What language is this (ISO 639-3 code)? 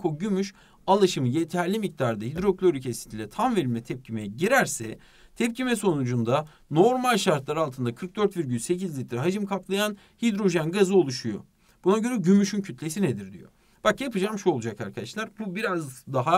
tur